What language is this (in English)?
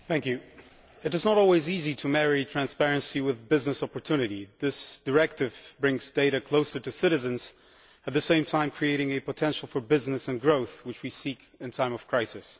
English